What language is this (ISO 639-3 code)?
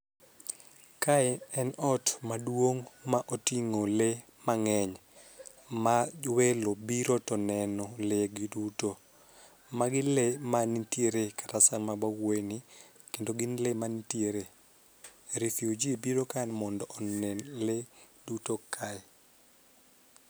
luo